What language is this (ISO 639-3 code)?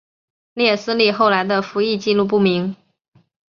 zho